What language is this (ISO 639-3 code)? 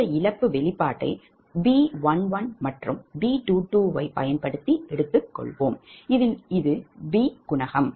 tam